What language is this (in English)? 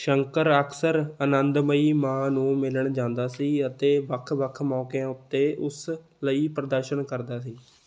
Punjabi